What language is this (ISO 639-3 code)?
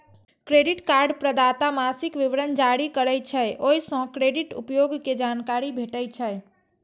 mai